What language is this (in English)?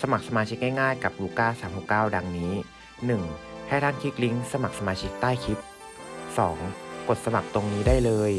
Thai